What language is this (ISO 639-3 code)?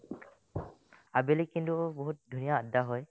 asm